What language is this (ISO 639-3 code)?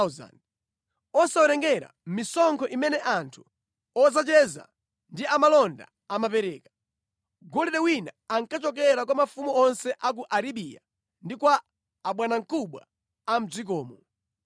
nya